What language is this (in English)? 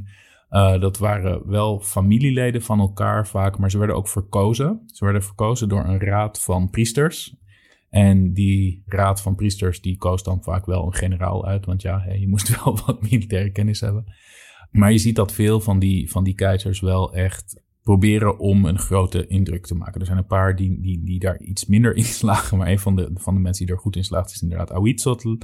Dutch